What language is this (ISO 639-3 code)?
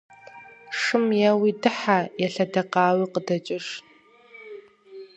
kbd